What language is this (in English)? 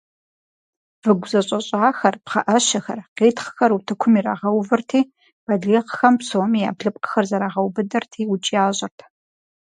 Kabardian